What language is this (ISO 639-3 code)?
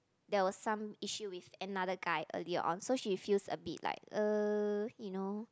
eng